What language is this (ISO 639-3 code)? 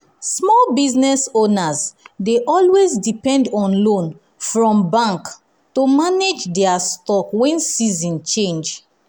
pcm